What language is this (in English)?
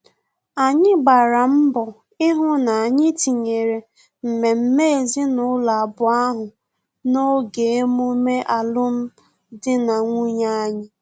Igbo